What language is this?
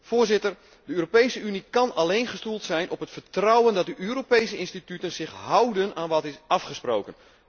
Dutch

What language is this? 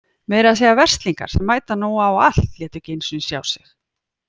Icelandic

